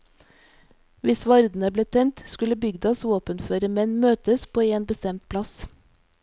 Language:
Norwegian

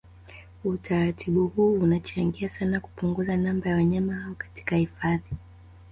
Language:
Swahili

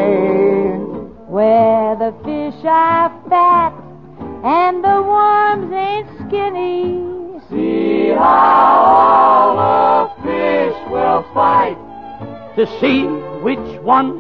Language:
English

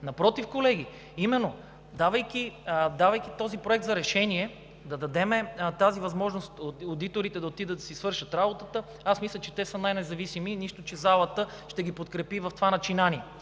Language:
Bulgarian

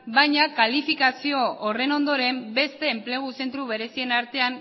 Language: Basque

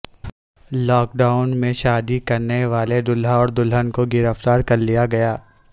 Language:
Urdu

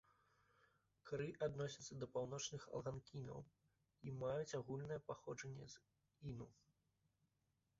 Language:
Belarusian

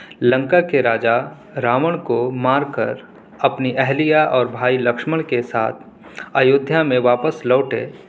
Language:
Urdu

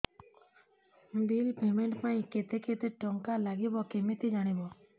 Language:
Odia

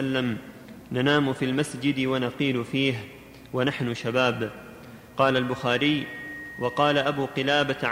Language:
Arabic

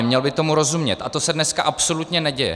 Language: Czech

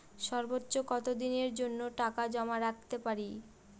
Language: Bangla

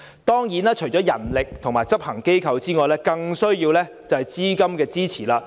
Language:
Cantonese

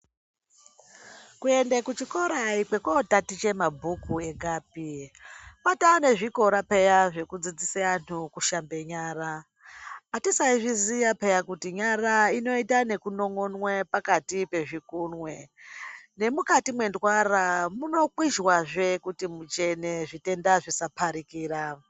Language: Ndau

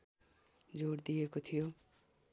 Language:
Nepali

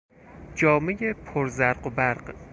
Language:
Persian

